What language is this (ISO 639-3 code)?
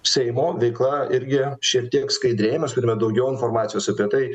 lit